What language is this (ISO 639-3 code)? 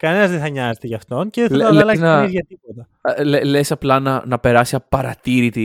ell